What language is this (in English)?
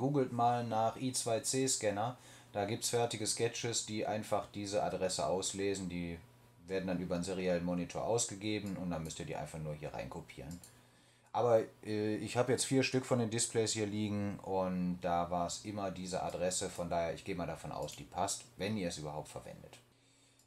German